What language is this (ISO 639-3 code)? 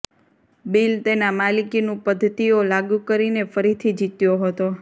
guj